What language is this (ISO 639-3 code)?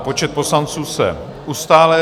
ces